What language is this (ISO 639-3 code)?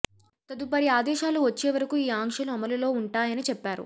tel